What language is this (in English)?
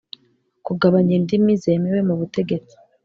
Kinyarwanda